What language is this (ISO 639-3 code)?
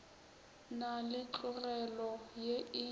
nso